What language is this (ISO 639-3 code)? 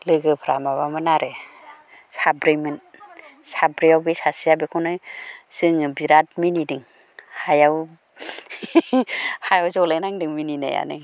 brx